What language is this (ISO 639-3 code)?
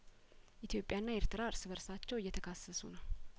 amh